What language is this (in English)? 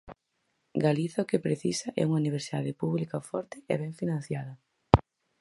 Galician